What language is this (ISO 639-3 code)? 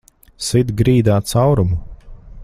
lav